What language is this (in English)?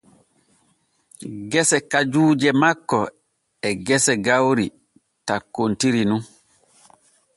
Borgu Fulfulde